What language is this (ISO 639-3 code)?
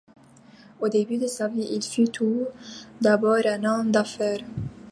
fra